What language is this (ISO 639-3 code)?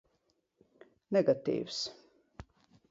lav